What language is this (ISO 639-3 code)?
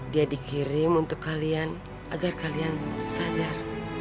ind